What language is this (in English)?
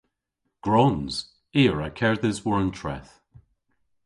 Cornish